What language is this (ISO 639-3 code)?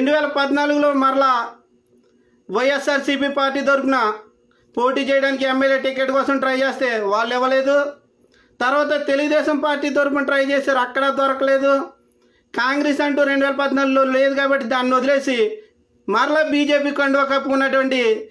tel